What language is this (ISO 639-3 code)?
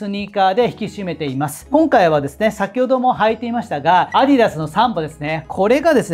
jpn